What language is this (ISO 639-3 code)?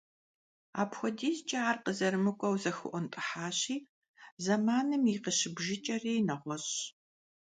kbd